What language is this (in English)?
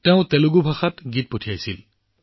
Assamese